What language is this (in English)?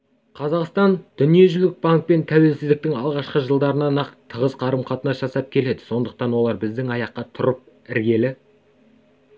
Kazakh